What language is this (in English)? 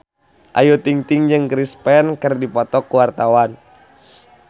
Sundanese